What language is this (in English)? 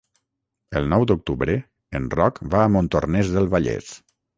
Catalan